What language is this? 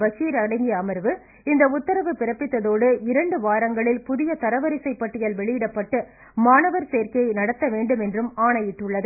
Tamil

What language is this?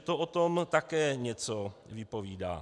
Czech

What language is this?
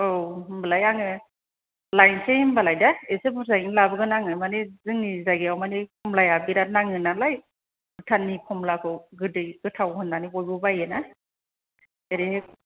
Bodo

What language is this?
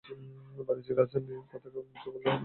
Bangla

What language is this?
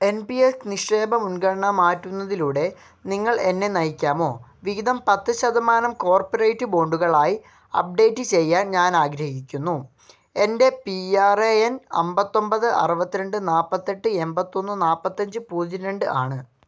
Malayalam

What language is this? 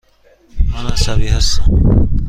Persian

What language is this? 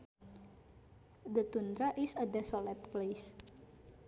Sundanese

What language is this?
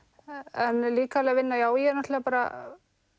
Icelandic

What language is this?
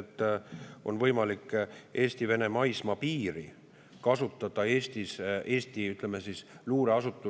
Estonian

